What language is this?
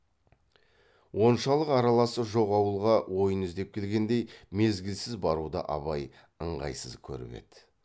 Kazakh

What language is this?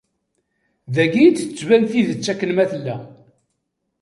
Kabyle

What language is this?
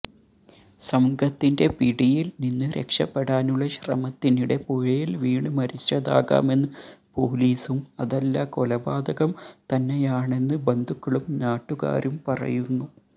Malayalam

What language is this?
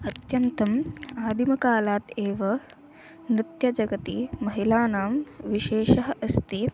Sanskrit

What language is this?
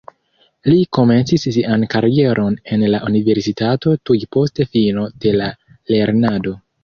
Esperanto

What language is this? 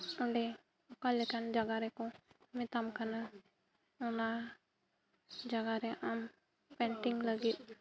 Santali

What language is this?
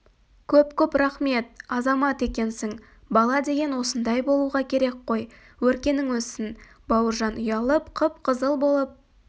Kazakh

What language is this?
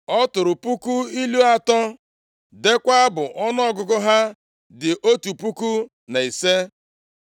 Igbo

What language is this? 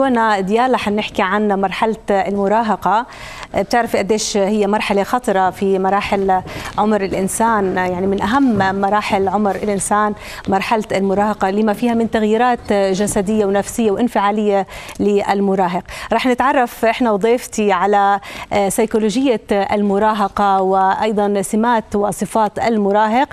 Arabic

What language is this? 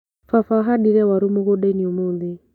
Kikuyu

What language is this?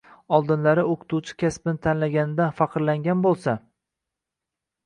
Uzbek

